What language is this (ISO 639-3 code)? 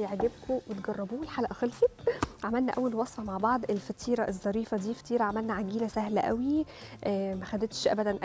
ara